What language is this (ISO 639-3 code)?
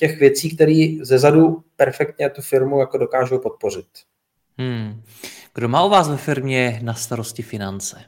ces